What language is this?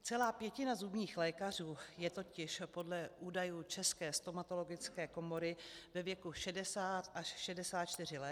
Czech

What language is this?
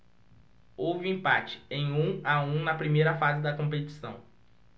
Portuguese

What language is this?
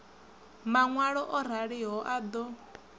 Venda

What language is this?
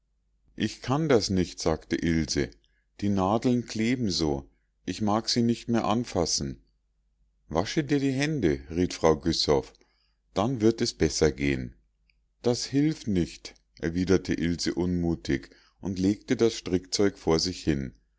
German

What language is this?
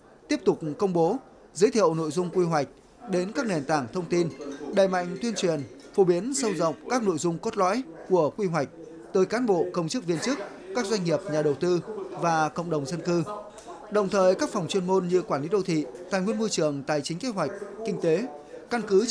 Vietnamese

